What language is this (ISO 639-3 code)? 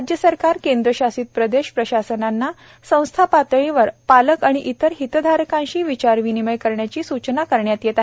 mar